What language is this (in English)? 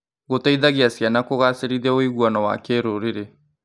Kikuyu